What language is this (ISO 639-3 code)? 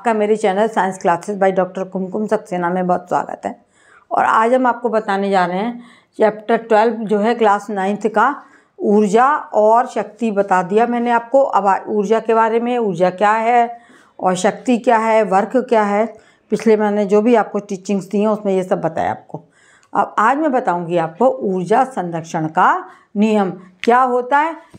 hin